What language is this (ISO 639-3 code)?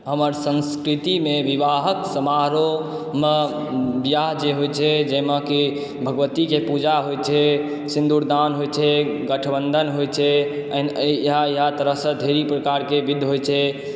mai